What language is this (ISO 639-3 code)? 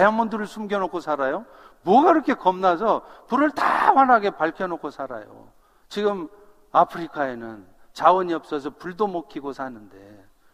kor